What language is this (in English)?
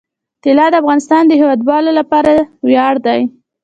Pashto